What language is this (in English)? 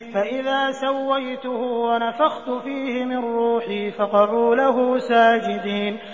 Arabic